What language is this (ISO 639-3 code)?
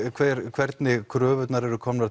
isl